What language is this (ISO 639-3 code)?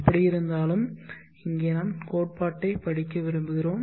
tam